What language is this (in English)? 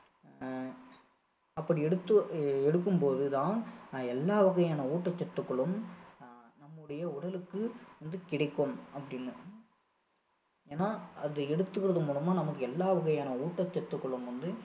Tamil